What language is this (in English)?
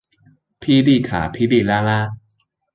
Chinese